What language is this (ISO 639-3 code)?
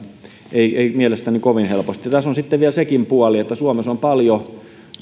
fin